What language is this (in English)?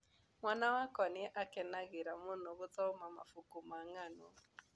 Kikuyu